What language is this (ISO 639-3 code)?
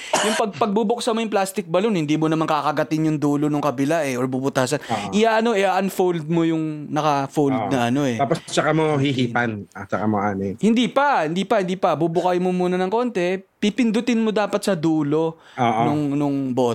fil